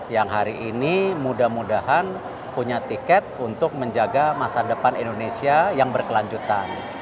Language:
Indonesian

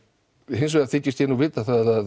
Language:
Icelandic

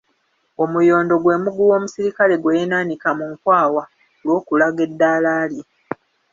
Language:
Ganda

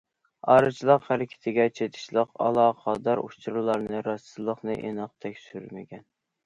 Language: Uyghur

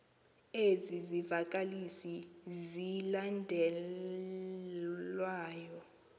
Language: Xhosa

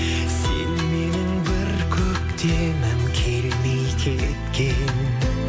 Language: Kazakh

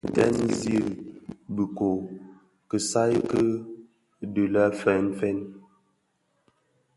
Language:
Bafia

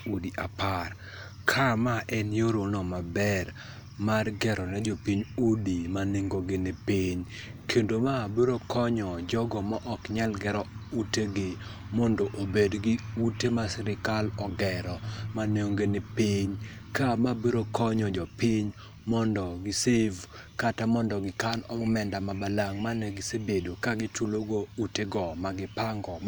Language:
Luo (Kenya and Tanzania)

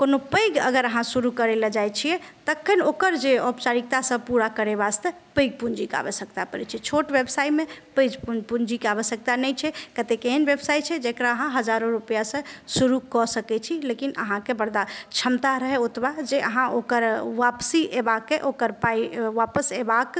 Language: Maithili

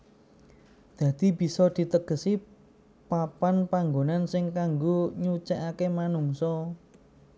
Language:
Javanese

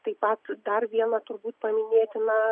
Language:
Lithuanian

